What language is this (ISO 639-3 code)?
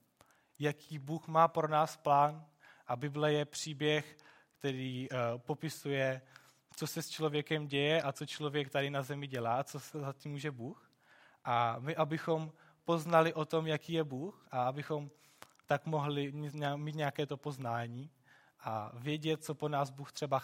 ces